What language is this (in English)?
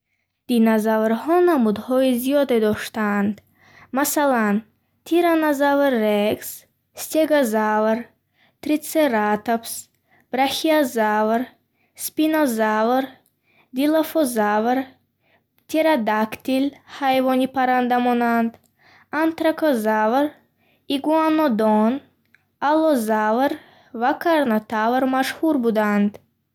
Bukharic